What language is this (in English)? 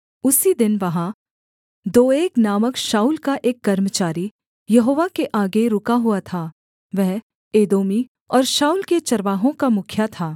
Hindi